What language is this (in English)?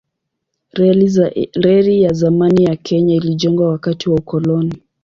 Swahili